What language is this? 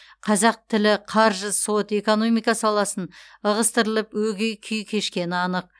Kazakh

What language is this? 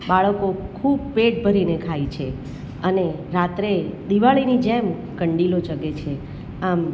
Gujarati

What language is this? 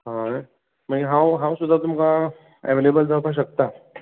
Konkani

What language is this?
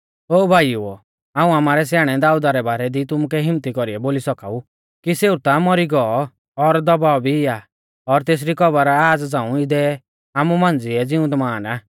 Mahasu Pahari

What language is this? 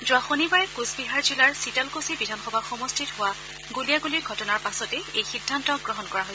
Assamese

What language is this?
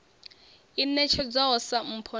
Venda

